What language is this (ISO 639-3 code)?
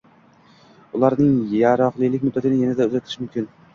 uzb